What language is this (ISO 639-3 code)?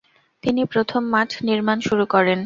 ben